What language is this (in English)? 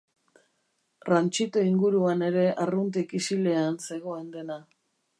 Basque